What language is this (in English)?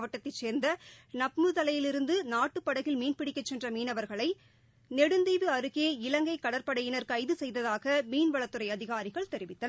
Tamil